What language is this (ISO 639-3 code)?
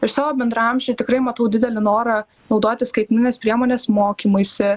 lit